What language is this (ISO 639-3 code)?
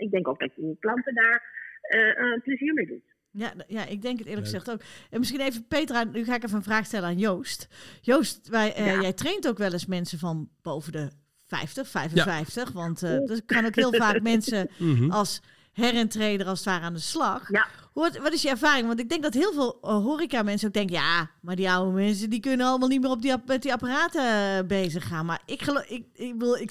nld